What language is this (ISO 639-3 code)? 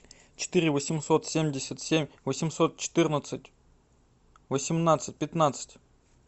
rus